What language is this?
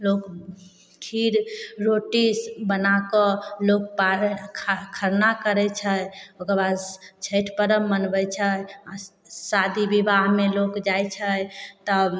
Maithili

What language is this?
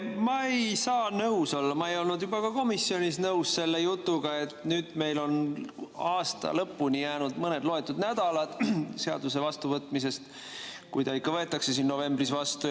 Estonian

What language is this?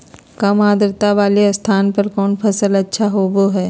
Magahi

